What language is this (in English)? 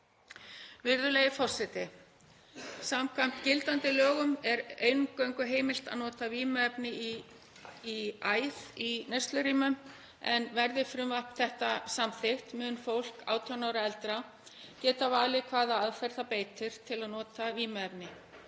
Icelandic